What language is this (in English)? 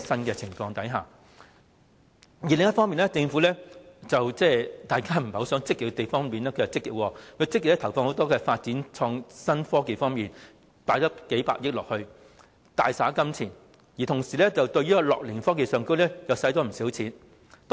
Cantonese